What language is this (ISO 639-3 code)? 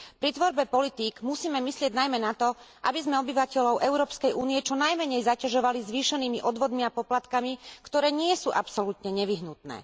slk